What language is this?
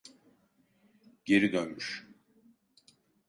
Turkish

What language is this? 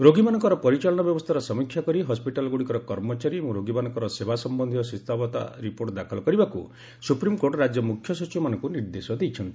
Odia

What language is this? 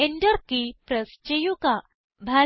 Malayalam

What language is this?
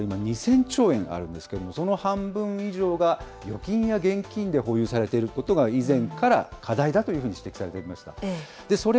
Japanese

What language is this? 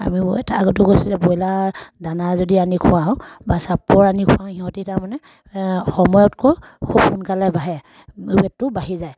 Assamese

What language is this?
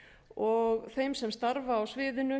Icelandic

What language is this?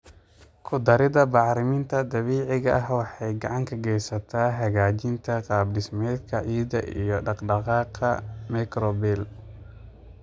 Somali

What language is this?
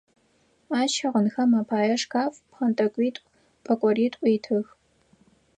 Adyghe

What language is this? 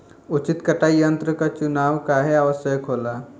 Bhojpuri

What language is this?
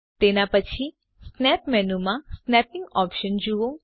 Gujarati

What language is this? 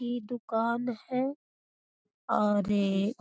Magahi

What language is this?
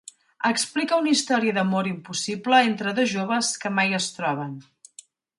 Catalan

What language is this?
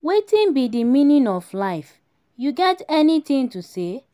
Nigerian Pidgin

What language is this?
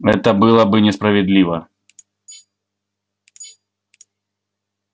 Russian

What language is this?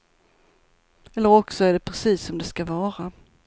Swedish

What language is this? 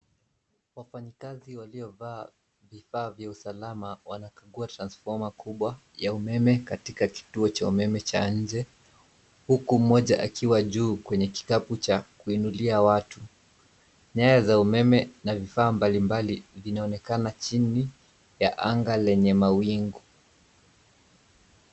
Swahili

